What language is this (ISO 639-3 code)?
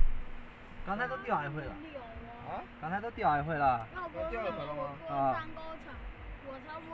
zho